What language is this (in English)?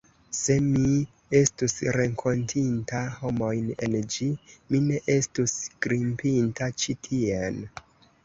Esperanto